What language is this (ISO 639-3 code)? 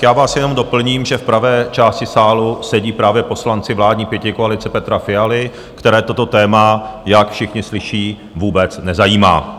ces